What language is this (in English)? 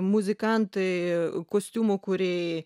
Lithuanian